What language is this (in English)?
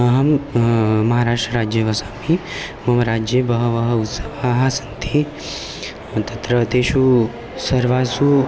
Sanskrit